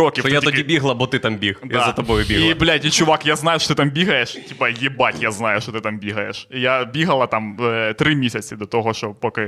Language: Ukrainian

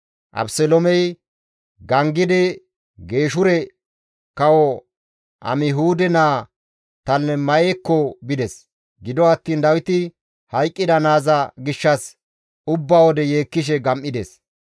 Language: Gamo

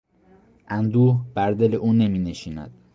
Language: Persian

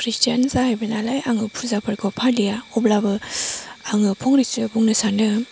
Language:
Bodo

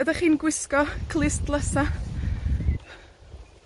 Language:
Welsh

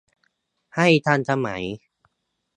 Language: Thai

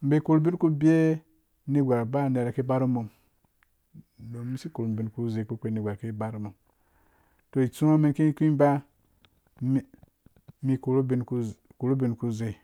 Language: Dũya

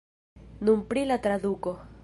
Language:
Esperanto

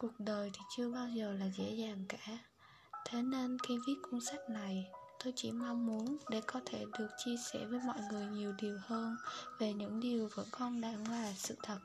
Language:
Vietnamese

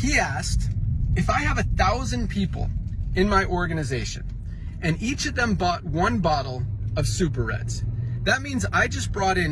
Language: English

